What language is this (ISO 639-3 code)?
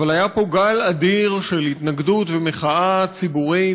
heb